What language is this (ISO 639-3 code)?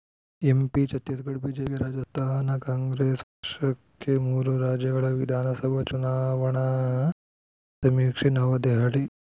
kan